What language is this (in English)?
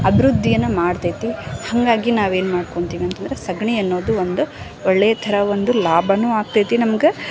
Kannada